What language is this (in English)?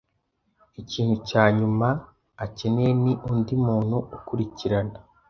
Kinyarwanda